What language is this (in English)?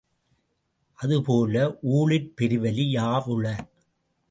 Tamil